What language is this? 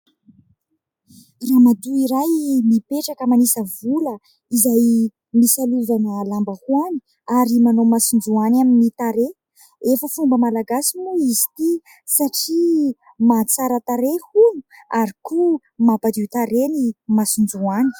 Malagasy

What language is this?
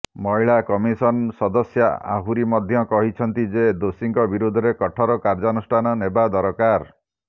Odia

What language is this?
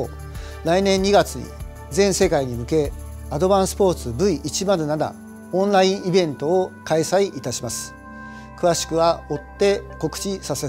Japanese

